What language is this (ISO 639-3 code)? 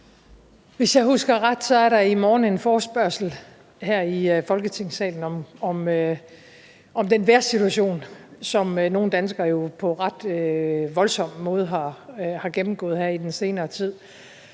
dan